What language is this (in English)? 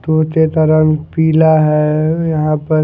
Hindi